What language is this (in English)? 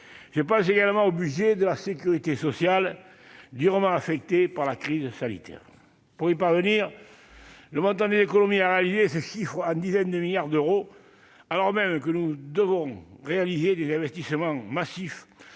French